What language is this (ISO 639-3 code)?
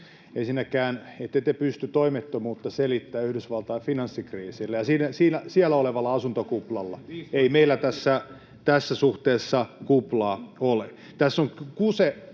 fin